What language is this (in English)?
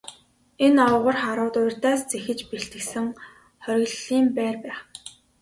Mongolian